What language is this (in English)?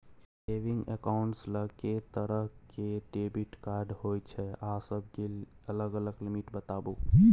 Maithili